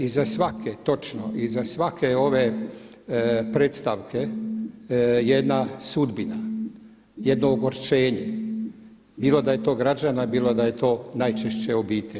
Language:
Croatian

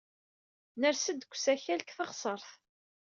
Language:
Kabyle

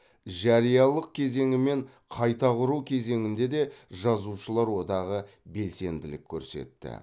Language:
Kazakh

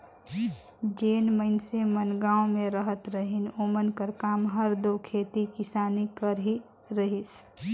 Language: Chhattisgarhi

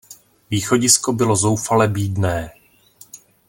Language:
Czech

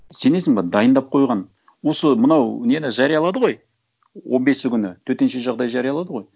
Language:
Kazakh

